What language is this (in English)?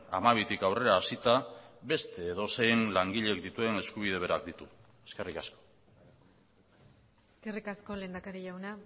Basque